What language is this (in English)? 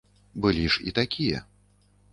Belarusian